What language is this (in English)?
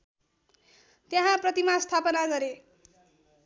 Nepali